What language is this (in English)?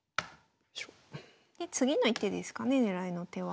Japanese